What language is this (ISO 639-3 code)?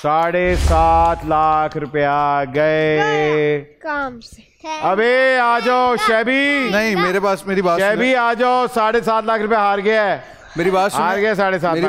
hin